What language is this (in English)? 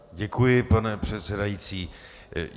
Czech